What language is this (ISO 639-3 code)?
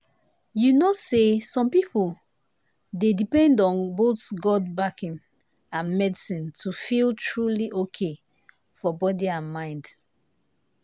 pcm